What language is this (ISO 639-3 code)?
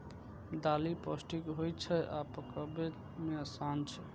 mai